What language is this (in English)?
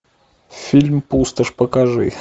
Russian